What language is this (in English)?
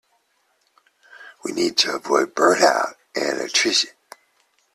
English